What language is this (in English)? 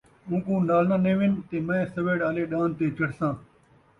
Saraiki